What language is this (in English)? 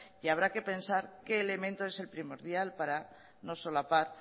Spanish